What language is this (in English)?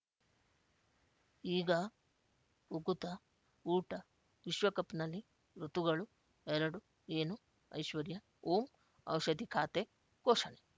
Kannada